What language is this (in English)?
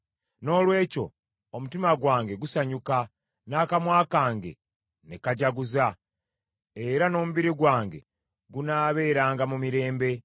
Ganda